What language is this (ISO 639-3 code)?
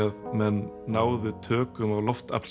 isl